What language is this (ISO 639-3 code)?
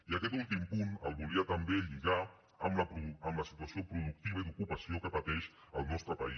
cat